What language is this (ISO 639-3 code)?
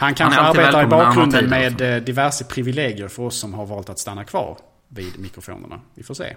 swe